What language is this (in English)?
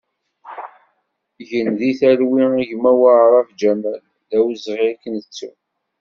Kabyle